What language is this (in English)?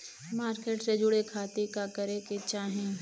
Bhojpuri